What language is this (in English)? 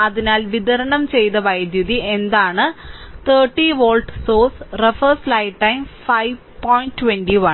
Malayalam